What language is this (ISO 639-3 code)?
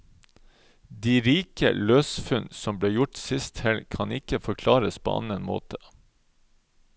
nor